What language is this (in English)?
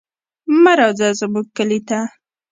Pashto